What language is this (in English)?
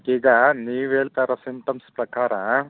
Kannada